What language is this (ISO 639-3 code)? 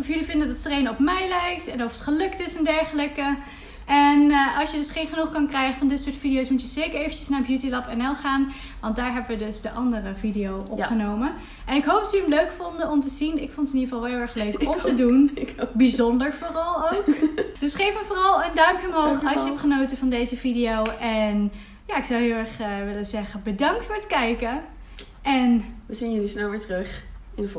nld